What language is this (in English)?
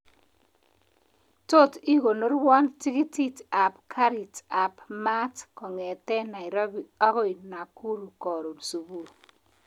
Kalenjin